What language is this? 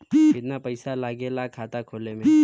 Bhojpuri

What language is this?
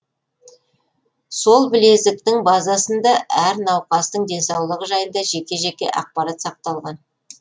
Kazakh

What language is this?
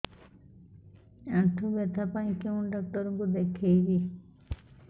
Odia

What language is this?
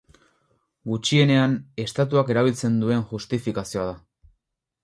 Basque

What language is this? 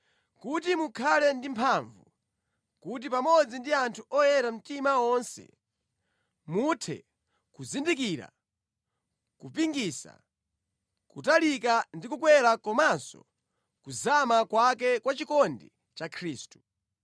Nyanja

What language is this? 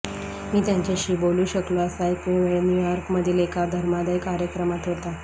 Marathi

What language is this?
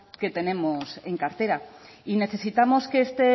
Spanish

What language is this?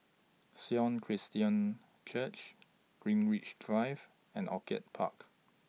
English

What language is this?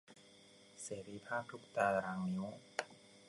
Thai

